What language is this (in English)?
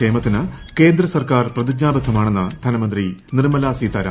Malayalam